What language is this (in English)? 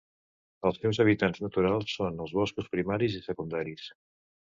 Catalan